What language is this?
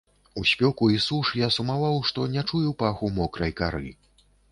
Belarusian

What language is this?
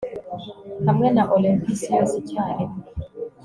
Kinyarwanda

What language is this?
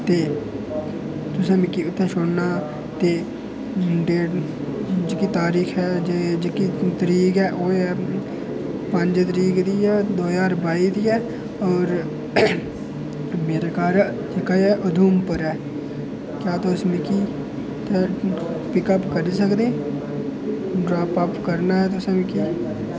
Dogri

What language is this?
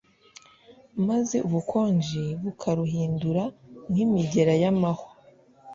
Kinyarwanda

